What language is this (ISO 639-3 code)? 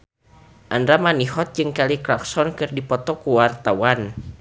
sun